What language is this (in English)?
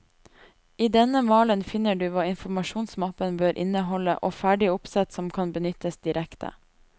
Norwegian